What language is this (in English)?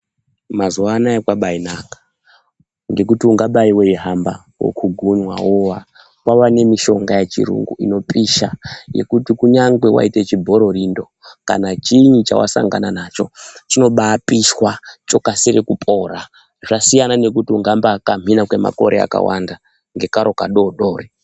Ndau